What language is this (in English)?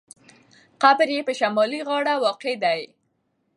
Pashto